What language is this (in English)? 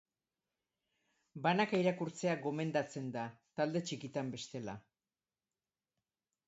Basque